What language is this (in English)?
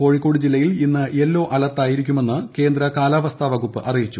Malayalam